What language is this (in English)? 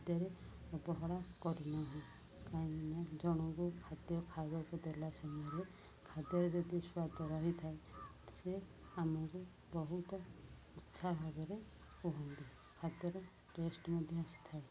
Odia